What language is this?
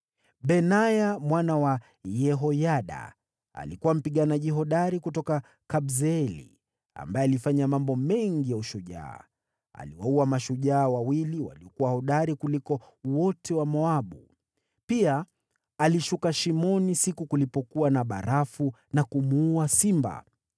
Swahili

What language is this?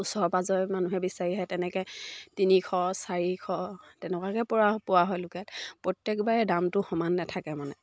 Assamese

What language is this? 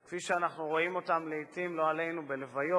Hebrew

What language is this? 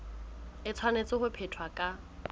Southern Sotho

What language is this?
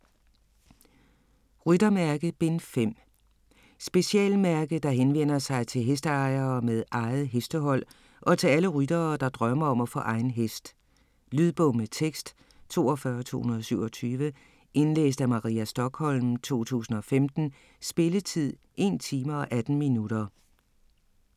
Danish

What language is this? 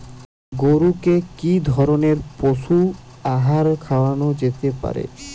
Bangla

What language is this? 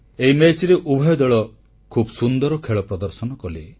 Odia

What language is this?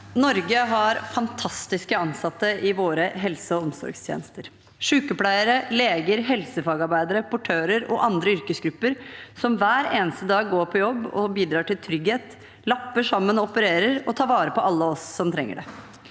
Norwegian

